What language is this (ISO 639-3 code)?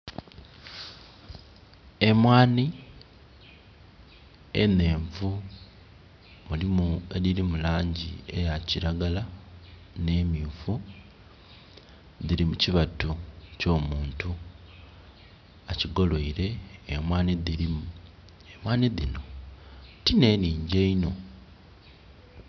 xog